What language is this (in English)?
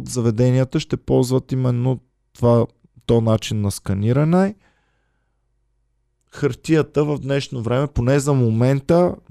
Bulgarian